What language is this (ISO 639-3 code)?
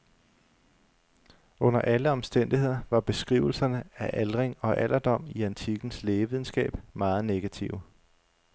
dan